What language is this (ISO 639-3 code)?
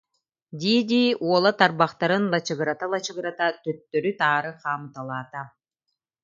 sah